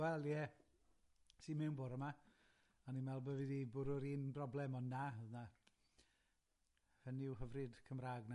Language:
Welsh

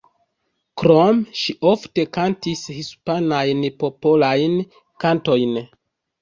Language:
Esperanto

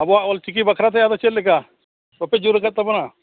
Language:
Santali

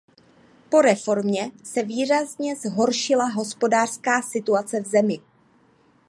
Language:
Czech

